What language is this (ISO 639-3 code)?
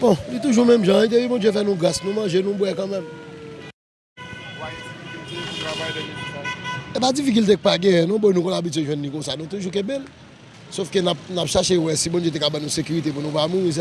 fra